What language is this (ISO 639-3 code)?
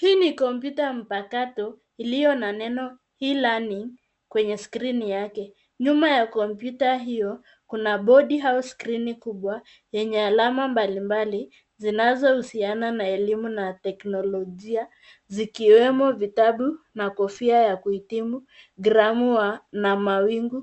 swa